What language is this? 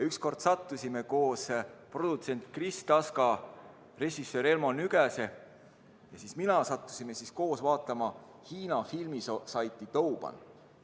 Estonian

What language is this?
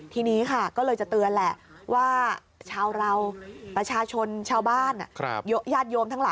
Thai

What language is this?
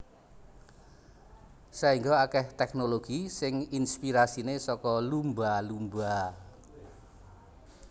Javanese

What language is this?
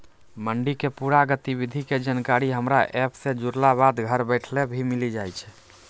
Maithili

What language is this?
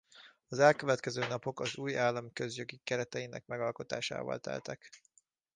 Hungarian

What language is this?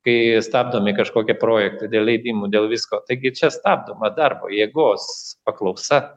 Lithuanian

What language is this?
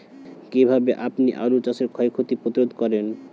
Bangla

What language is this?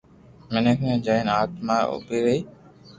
Loarki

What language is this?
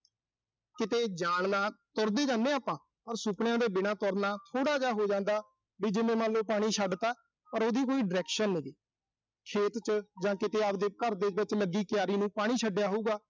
Punjabi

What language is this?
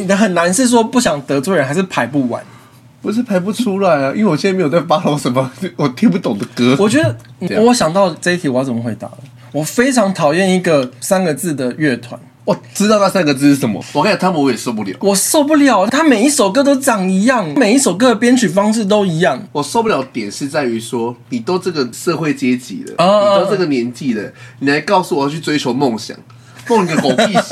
Chinese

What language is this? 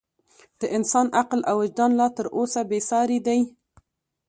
Pashto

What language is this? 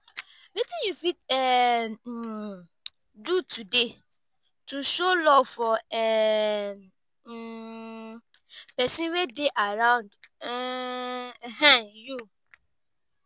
Nigerian Pidgin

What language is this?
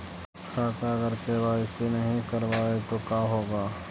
Magahi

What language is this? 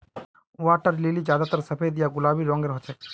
Magahi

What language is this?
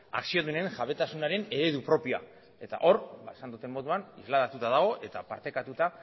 Basque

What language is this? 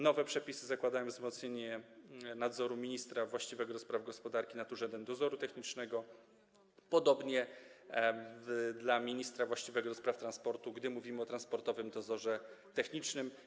Polish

